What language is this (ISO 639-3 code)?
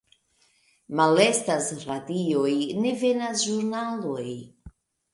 epo